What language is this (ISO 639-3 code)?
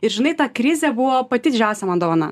lit